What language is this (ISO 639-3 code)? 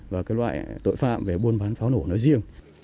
vie